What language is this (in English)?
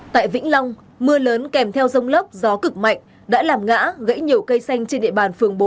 Vietnamese